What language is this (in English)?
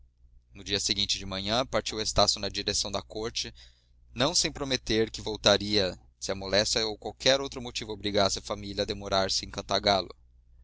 Portuguese